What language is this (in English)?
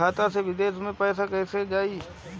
Bhojpuri